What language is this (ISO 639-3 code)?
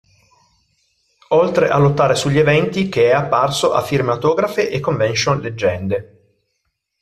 ita